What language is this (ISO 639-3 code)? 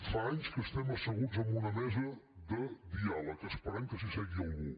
cat